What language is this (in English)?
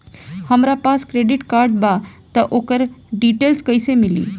Bhojpuri